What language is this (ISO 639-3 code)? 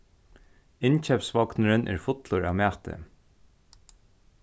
fao